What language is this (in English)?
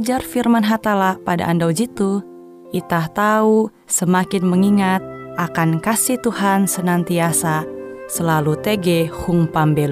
Indonesian